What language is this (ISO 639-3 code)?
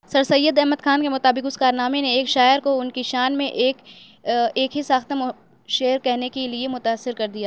urd